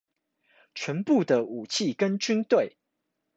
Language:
Chinese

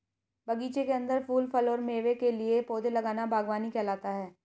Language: Hindi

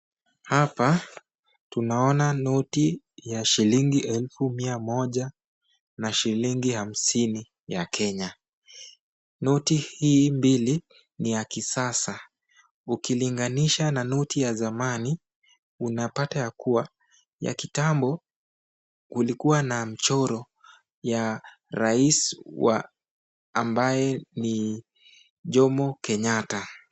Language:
Swahili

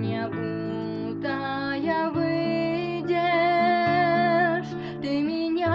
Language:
Ukrainian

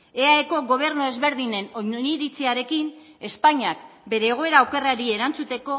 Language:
Basque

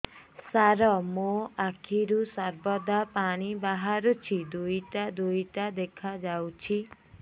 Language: Odia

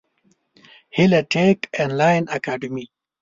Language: Pashto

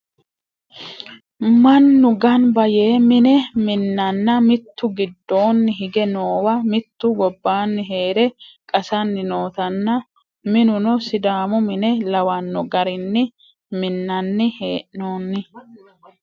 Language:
Sidamo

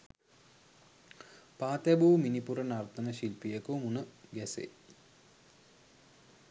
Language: Sinhala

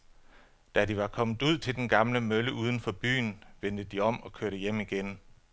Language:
Danish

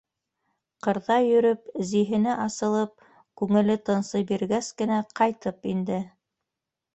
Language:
Bashkir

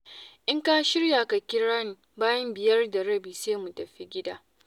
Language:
Hausa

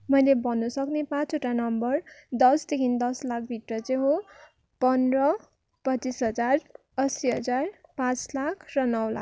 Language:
Nepali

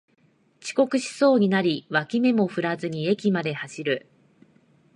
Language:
Japanese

